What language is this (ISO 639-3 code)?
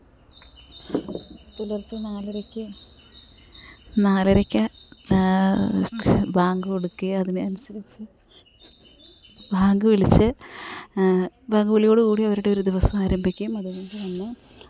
mal